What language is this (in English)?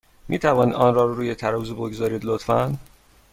Persian